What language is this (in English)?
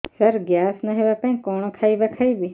Odia